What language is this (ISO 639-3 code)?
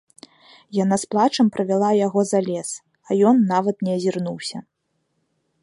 bel